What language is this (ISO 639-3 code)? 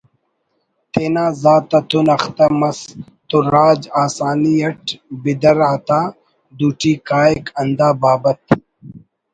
brh